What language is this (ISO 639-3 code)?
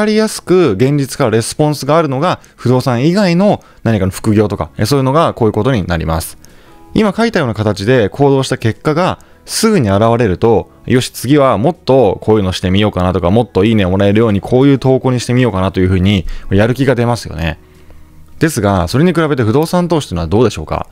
jpn